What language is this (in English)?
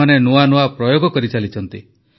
Odia